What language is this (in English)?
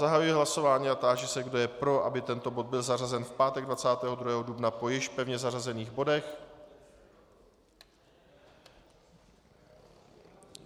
Czech